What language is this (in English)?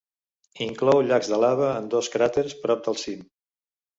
Catalan